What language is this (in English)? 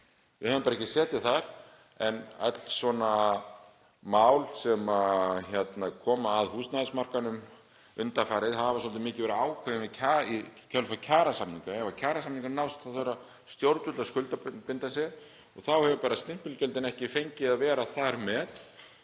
Icelandic